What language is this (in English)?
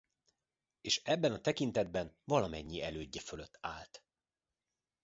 Hungarian